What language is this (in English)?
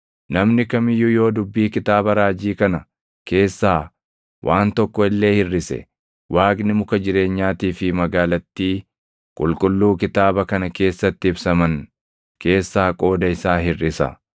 Oromo